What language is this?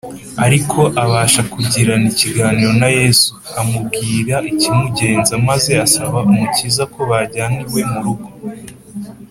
Kinyarwanda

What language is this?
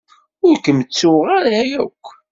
Kabyle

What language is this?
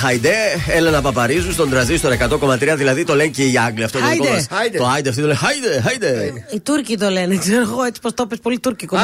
Greek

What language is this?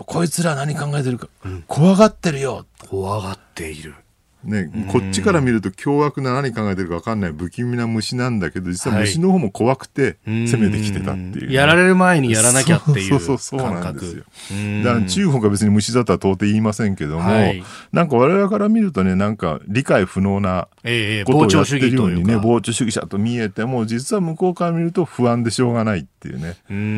Japanese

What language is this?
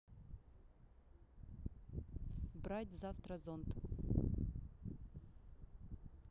Russian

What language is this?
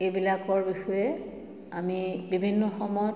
Assamese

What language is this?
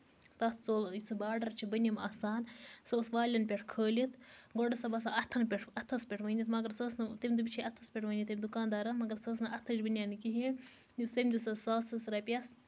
Kashmiri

